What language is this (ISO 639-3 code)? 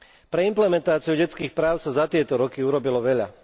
slk